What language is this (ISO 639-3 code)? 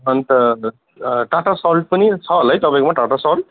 nep